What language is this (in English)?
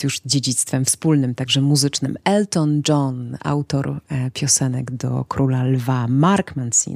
Polish